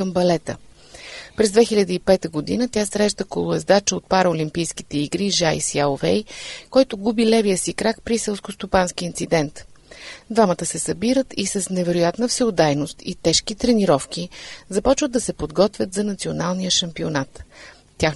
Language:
Bulgarian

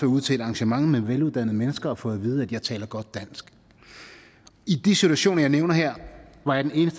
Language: Danish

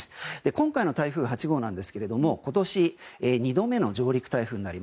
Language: Japanese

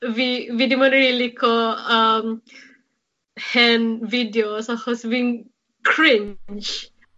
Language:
Welsh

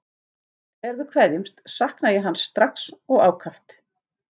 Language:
Icelandic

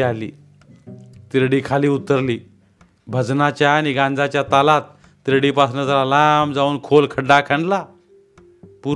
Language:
Marathi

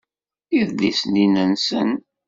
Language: Kabyle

